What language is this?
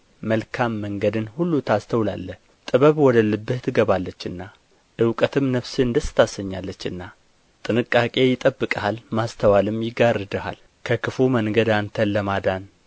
Amharic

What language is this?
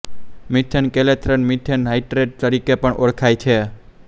Gujarati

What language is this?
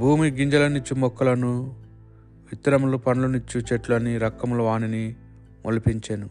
Telugu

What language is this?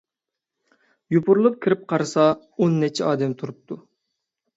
Uyghur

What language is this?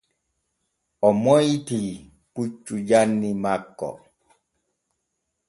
Borgu Fulfulde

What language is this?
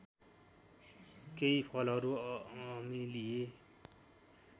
Nepali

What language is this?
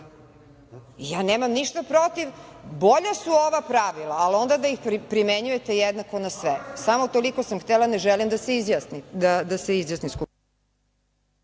Serbian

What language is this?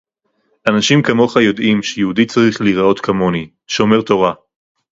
Hebrew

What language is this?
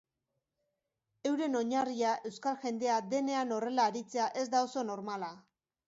Basque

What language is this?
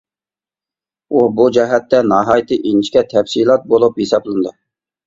Uyghur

